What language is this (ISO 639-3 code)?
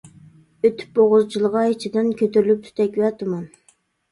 uig